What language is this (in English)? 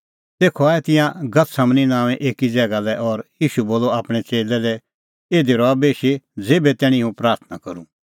Kullu Pahari